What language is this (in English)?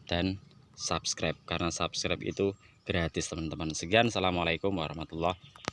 Indonesian